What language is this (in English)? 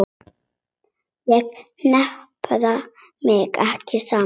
Icelandic